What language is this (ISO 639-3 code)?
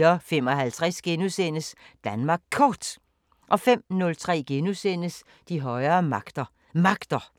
dan